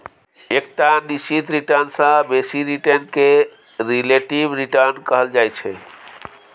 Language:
Maithili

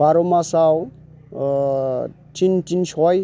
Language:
Bodo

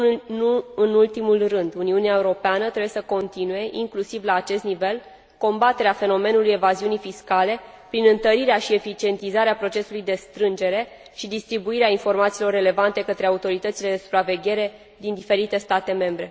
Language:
Romanian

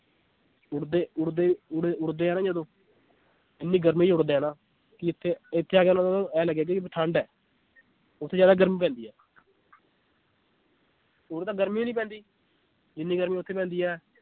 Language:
Punjabi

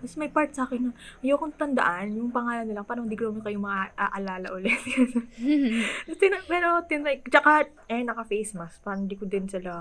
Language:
Filipino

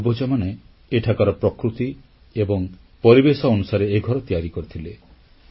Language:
Odia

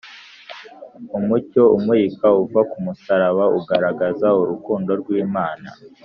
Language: Kinyarwanda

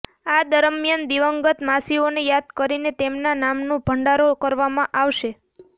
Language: Gujarati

